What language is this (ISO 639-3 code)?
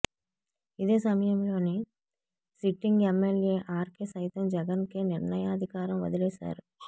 tel